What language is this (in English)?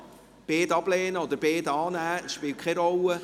Swiss German